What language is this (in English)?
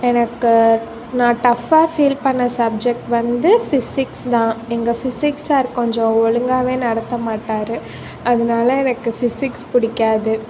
Tamil